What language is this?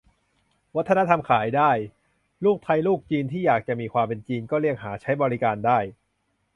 Thai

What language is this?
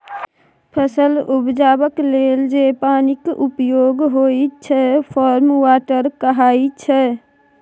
Maithili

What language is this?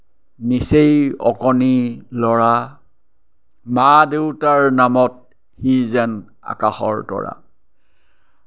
Assamese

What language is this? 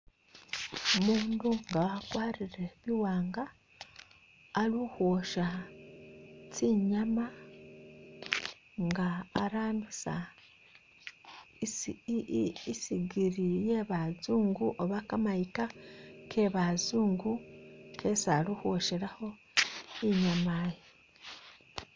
Masaaba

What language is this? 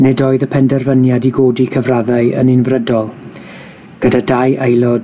Welsh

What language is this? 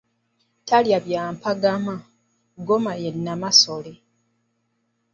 Ganda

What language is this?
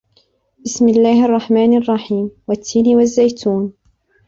Arabic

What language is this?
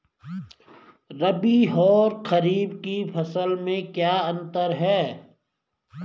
Hindi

